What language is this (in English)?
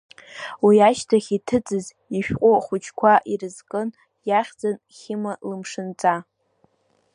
Abkhazian